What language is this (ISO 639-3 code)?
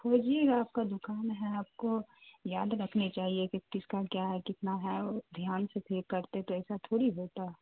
urd